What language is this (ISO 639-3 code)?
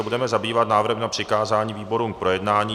ces